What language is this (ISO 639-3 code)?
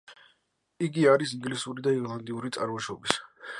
kat